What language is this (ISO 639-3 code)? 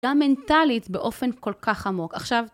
heb